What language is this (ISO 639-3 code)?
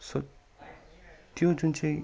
nep